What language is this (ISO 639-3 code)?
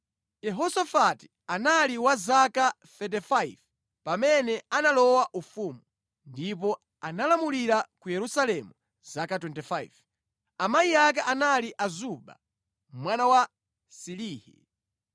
nya